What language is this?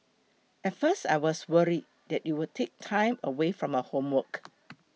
English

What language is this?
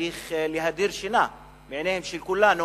Hebrew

